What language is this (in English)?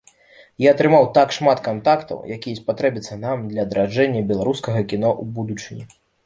Belarusian